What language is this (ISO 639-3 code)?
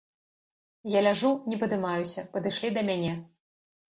bel